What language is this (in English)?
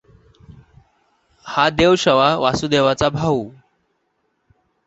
Marathi